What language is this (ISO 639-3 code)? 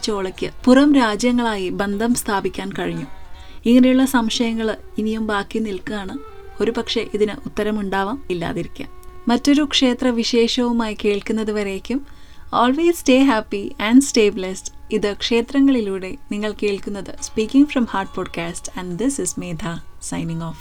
mal